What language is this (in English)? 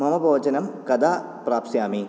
Sanskrit